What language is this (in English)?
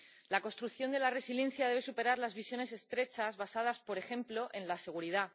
Spanish